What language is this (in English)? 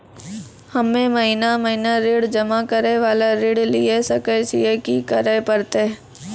Maithili